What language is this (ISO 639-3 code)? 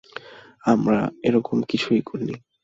ben